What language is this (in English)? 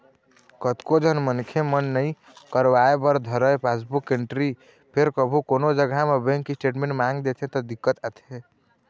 Chhattisgarhi